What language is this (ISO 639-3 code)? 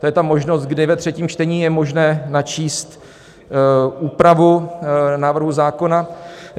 ces